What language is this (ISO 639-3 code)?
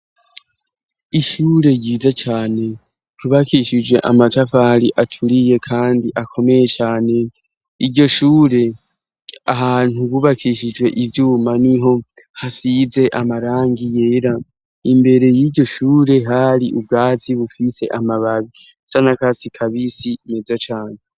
run